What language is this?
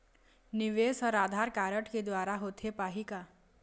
Chhattisgarhi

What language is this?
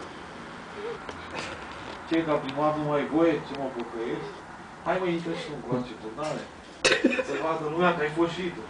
Romanian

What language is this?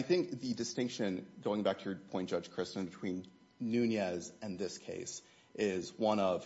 English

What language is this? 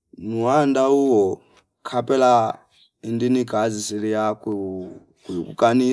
Fipa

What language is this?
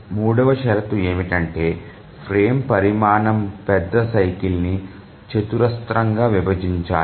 Telugu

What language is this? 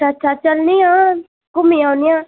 Dogri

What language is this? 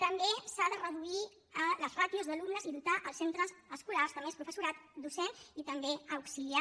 Catalan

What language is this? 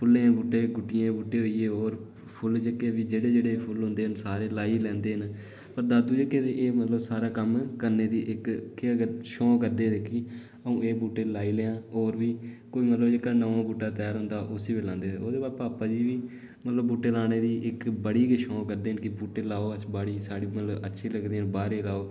Dogri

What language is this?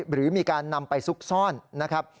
Thai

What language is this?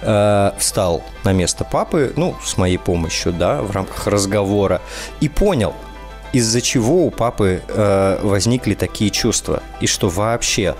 Russian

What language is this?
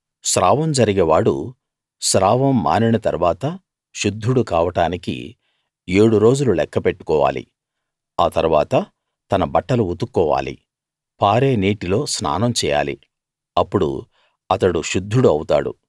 Telugu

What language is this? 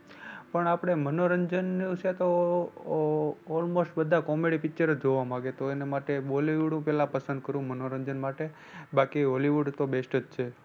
Gujarati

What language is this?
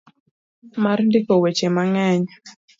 Luo (Kenya and Tanzania)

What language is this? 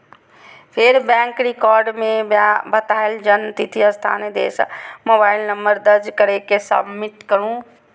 Maithili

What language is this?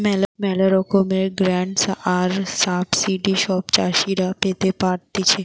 Bangla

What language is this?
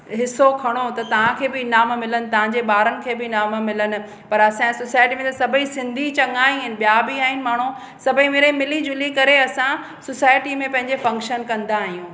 Sindhi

